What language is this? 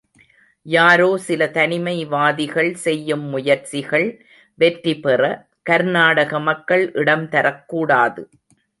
Tamil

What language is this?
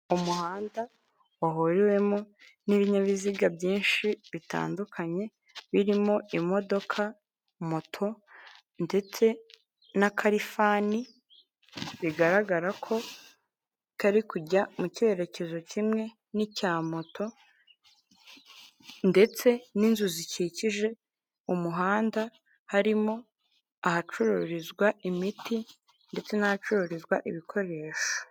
Kinyarwanda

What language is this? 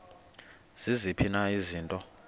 Xhosa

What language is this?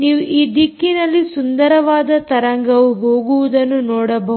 Kannada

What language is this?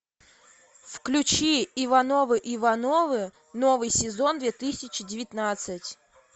Russian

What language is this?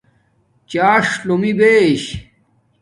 Domaaki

